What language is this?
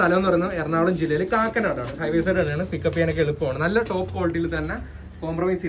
Thai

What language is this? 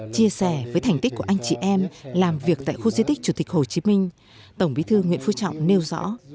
Vietnamese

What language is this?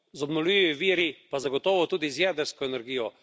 Slovenian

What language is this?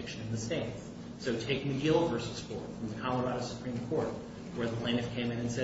English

